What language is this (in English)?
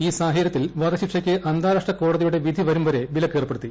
Malayalam